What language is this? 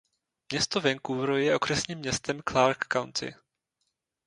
Czech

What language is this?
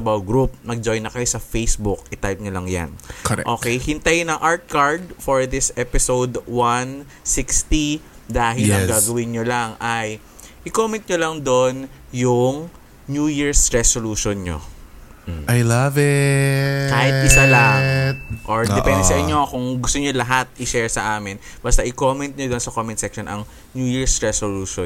Filipino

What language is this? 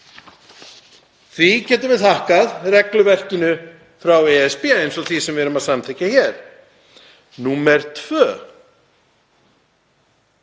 Icelandic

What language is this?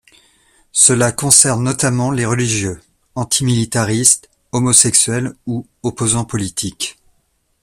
French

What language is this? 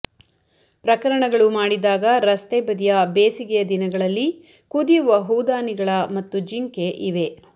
Kannada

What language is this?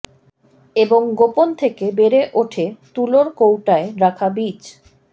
Bangla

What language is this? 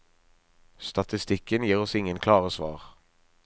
Norwegian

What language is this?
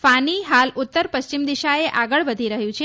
Gujarati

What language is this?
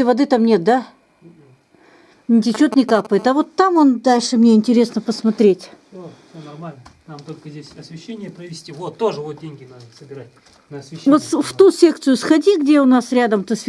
Russian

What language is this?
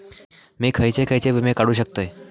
Marathi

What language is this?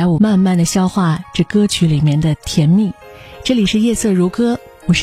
Chinese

